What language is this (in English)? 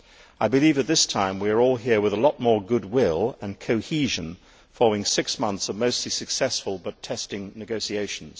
English